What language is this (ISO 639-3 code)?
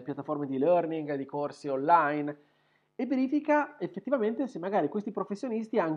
ita